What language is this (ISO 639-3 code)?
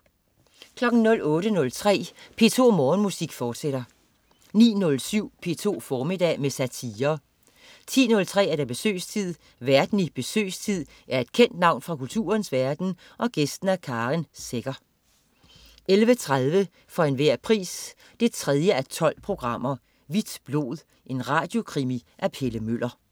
dan